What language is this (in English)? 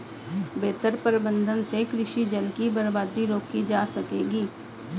Hindi